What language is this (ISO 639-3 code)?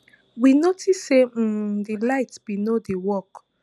pcm